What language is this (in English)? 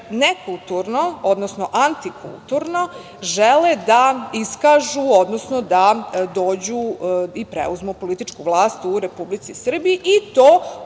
Serbian